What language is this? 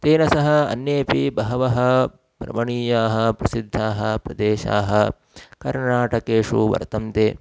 Sanskrit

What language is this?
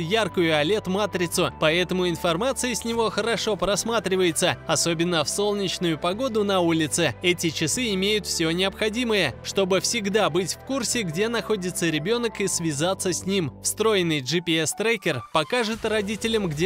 Russian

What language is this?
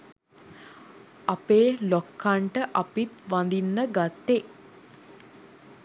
Sinhala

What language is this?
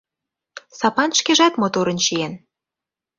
Mari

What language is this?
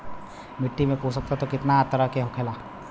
Bhojpuri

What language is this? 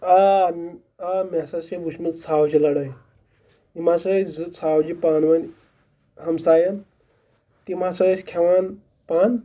Kashmiri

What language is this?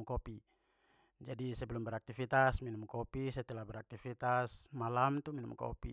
Papuan Malay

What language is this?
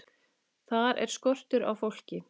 Icelandic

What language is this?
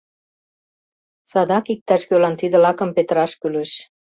Mari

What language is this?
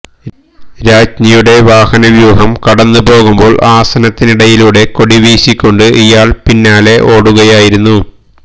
Malayalam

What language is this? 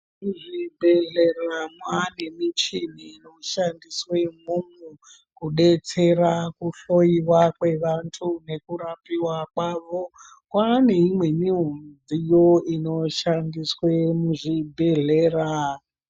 Ndau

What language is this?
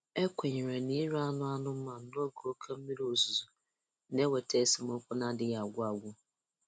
Igbo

